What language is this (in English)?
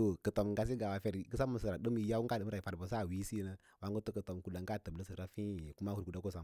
Lala-Roba